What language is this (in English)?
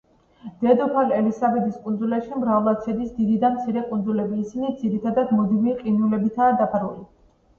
Georgian